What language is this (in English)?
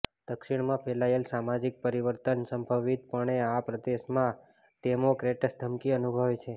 Gujarati